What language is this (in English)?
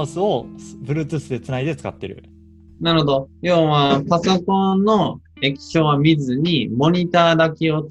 Japanese